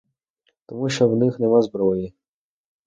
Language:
Ukrainian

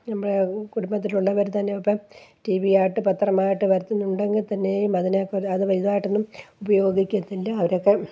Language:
Malayalam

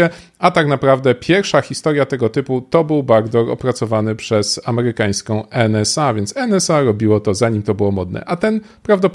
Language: Polish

